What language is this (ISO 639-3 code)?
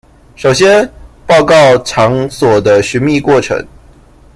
zho